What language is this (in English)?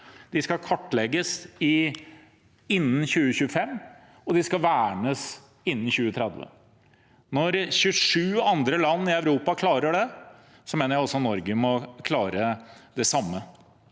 Norwegian